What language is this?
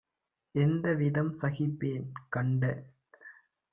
Tamil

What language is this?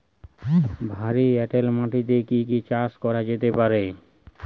Bangla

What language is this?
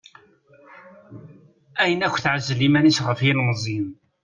Kabyle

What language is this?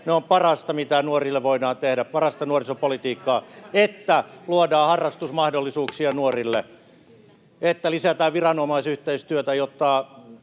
Finnish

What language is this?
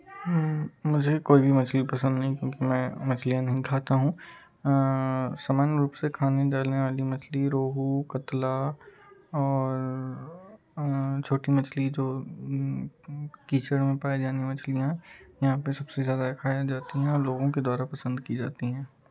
Hindi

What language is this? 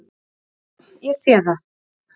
Icelandic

